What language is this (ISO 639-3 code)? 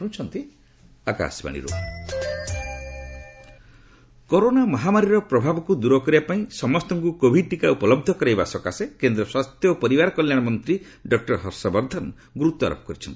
ori